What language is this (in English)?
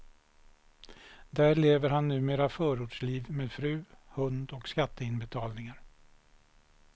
Swedish